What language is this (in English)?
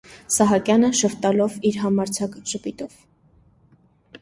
Armenian